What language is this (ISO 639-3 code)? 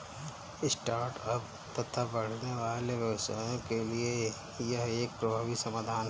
hin